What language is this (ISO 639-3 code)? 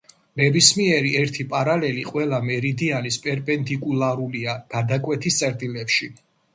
kat